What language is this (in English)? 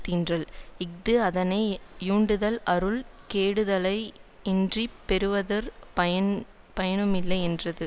Tamil